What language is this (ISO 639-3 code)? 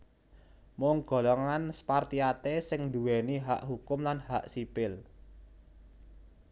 jav